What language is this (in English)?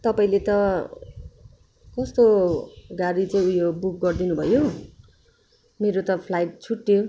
Nepali